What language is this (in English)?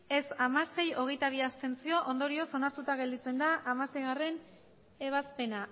Basque